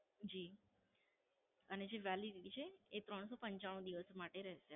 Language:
Gujarati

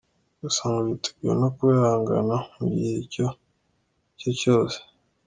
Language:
Kinyarwanda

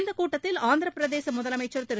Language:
Tamil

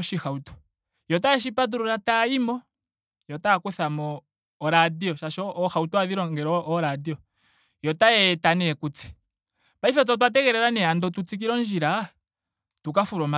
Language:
Ndonga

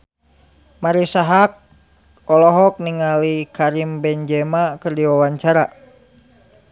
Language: Sundanese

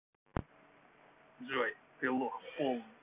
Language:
Russian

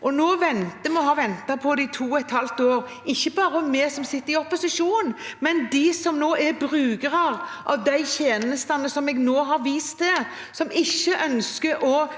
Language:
Norwegian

